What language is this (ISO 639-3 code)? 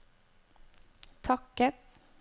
nor